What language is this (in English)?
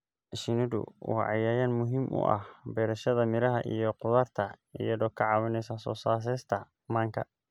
Somali